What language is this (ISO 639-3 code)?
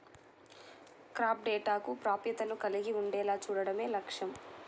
tel